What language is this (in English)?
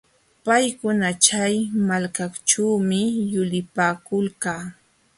Jauja Wanca Quechua